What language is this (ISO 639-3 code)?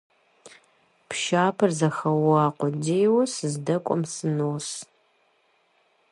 kbd